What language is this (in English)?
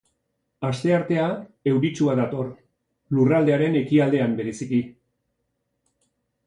Basque